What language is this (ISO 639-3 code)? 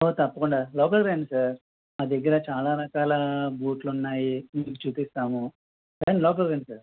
tel